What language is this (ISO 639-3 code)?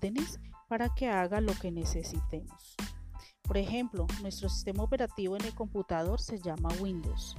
spa